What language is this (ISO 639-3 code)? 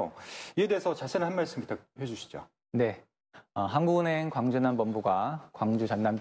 kor